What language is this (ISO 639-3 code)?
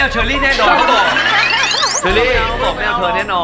tha